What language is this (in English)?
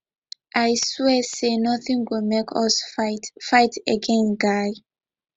Nigerian Pidgin